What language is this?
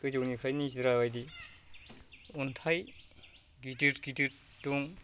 Bodo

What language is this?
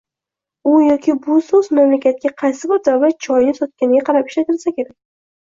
Uzbek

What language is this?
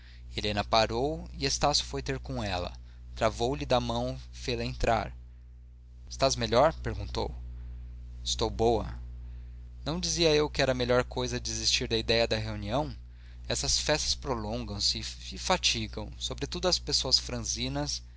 Portuguese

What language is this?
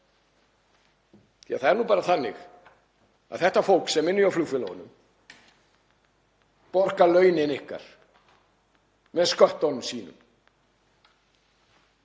Icelandic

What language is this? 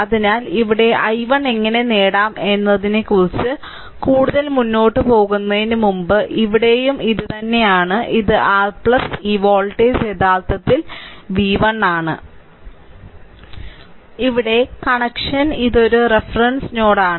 Malayalam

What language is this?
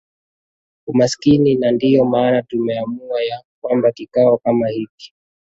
Swahili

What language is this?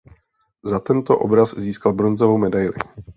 Czech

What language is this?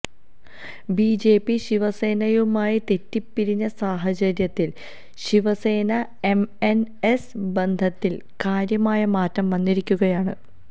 Malayalam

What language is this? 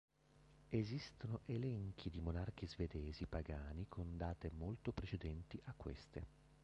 Italian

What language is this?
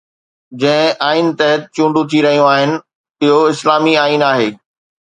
Sindhi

